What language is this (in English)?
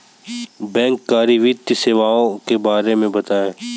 Hindi